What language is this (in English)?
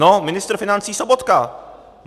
Czech